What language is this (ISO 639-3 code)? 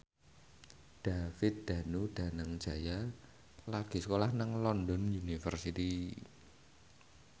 jav